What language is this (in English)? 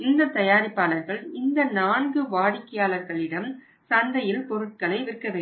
Tamil